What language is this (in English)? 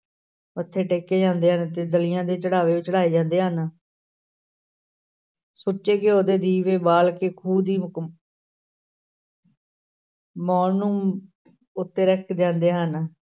Punjabi